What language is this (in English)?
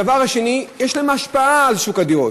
Hebrew